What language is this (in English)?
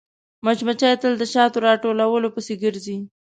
Pashto